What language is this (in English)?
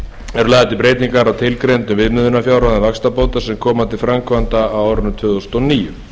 Icelandic